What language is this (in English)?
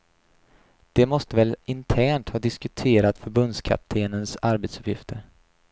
Swedish